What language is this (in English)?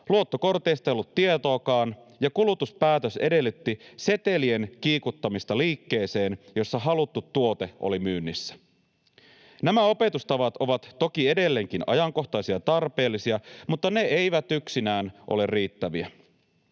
Finnish